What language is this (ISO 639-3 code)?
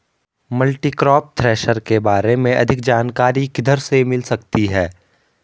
hin